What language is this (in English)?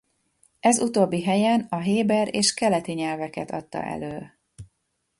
Hungarian